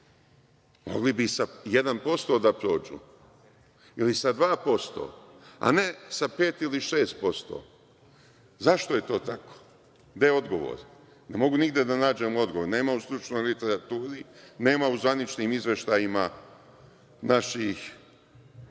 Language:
Serbian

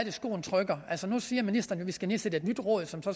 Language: Danish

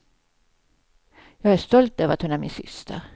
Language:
Swedish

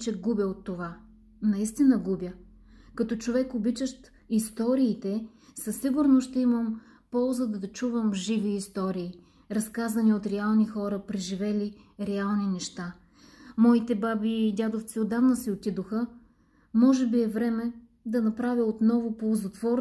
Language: Bulgarian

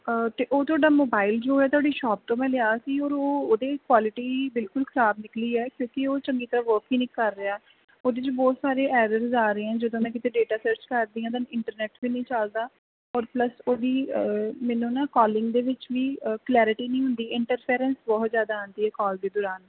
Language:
Punjabi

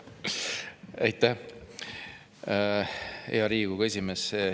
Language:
Estonian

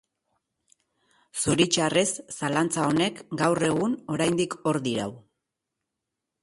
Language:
Basque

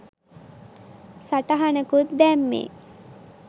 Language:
Sinhala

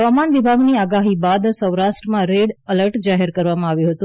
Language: Gujarati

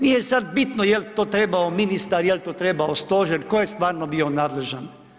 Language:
Croatian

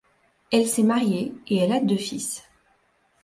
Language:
French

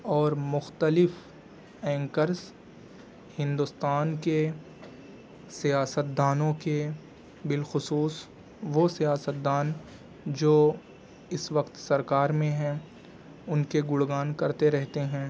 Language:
Urdu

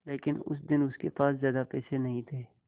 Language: Hindi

